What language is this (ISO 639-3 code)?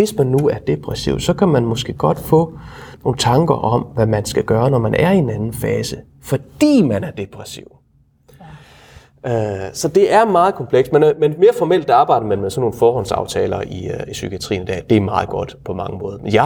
dan